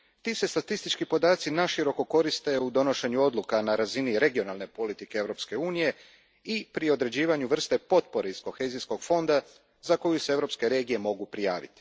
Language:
Croatian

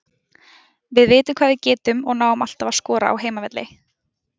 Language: Icelandic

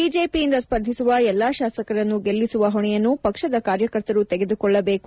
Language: Kannada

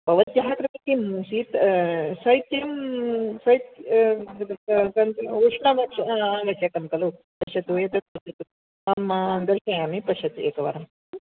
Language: Sanskrit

